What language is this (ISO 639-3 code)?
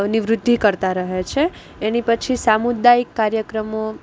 guj